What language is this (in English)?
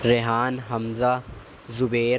Urdu